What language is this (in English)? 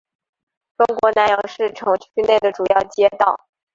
Chinese